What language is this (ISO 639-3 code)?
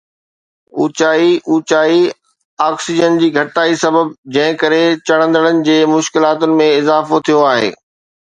snd